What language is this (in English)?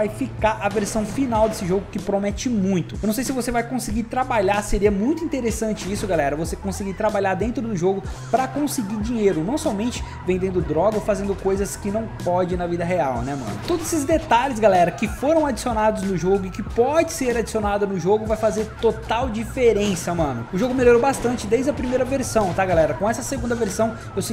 Portuguese